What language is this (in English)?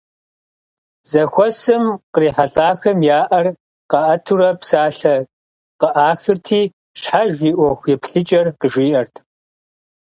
Kabardian